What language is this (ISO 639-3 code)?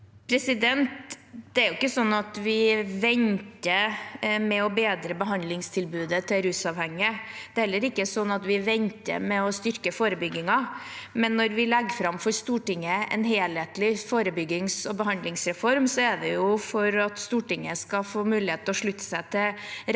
nor